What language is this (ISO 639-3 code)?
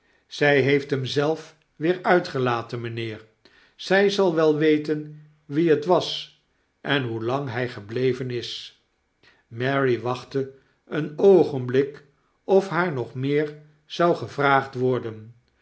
nld